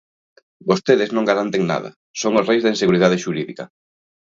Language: Galician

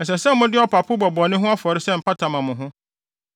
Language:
Akan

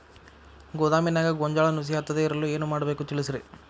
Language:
Kannada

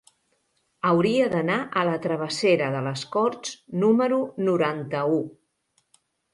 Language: Catalan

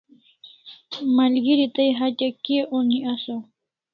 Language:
Kalasha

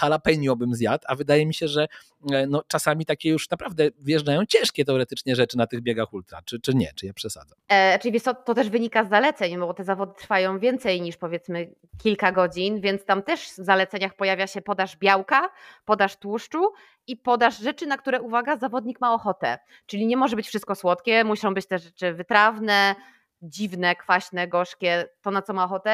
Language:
Polish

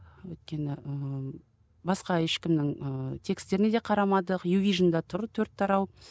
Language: Kazakh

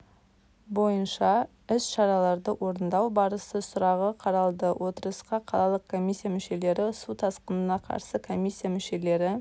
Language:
Kazakh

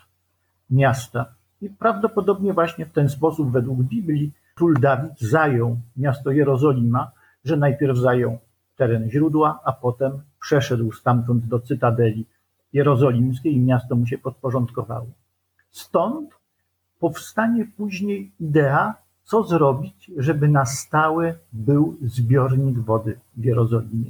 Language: Polish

